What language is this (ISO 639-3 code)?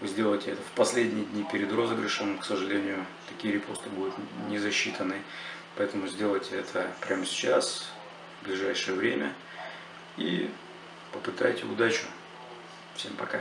rus